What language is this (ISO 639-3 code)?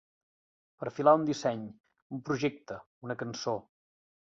cat